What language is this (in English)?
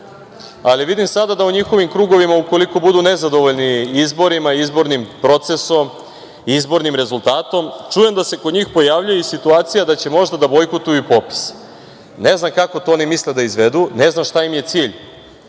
Serbian